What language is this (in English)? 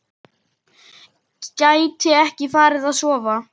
Icelandic